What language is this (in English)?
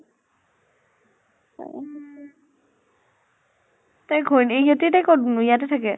Assamese